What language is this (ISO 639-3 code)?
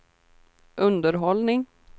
swe